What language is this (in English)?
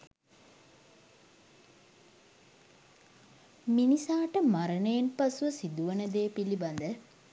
Sinhala